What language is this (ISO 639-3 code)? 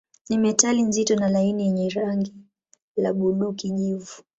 swa